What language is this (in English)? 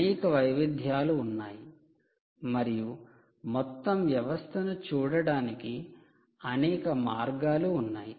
Telugu